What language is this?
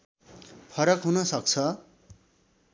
Nepali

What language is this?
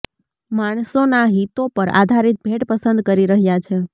Gujarati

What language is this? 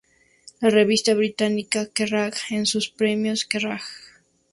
Spanish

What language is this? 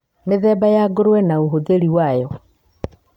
Kikuyu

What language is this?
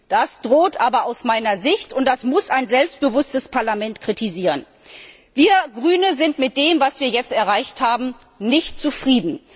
German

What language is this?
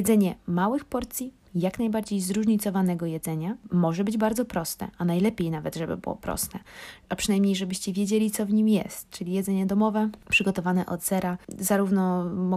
Polish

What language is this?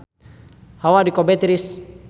Sundanese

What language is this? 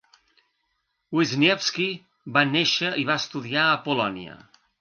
Catalan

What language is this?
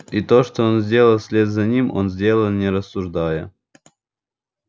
Russian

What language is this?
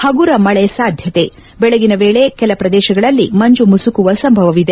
Kannada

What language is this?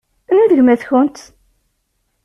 Kabyle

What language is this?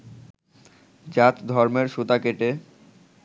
Bangla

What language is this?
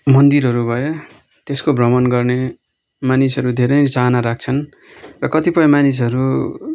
Nepali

